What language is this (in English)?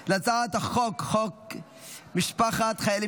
Hebrew